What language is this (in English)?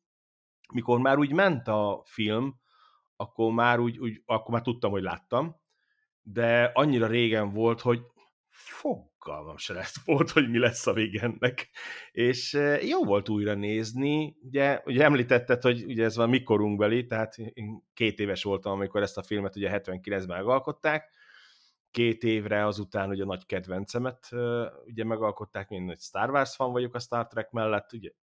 Hungarian